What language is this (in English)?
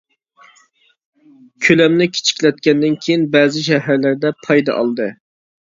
Uyghur